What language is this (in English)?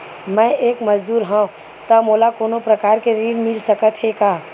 Chhattisgarhi